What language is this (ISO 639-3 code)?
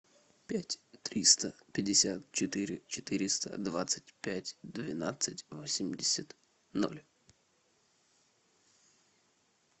rus